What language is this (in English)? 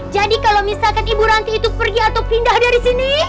Indonesian